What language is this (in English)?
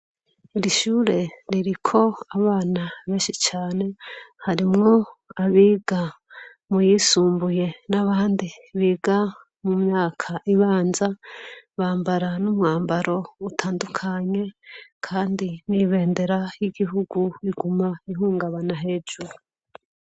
Rundi